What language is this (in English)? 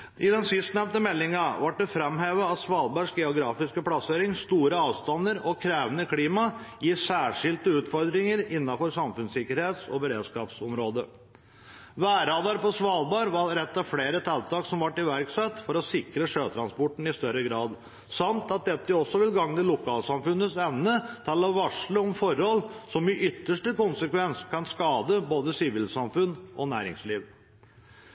Norwegian Bokmål